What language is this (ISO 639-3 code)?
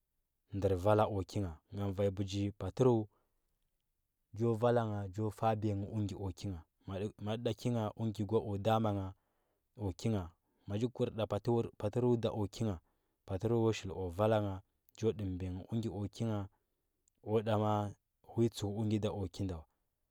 hbb